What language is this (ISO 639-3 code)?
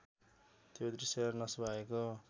nep